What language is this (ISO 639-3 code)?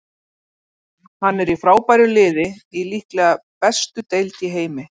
isl